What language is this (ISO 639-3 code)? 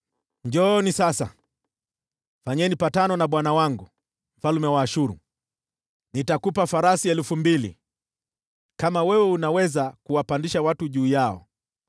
swa